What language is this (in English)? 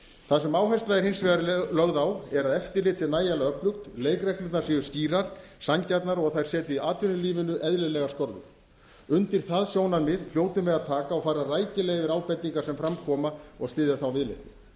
Icelandic